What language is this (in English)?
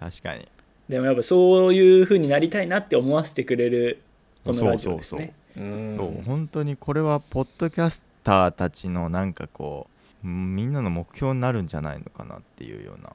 Japanese